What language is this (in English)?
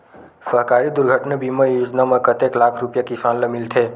Chhattisgarhi